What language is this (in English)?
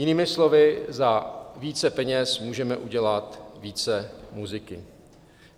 Czech